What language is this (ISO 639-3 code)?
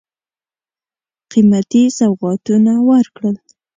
pus